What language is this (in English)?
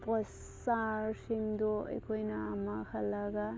Manipuri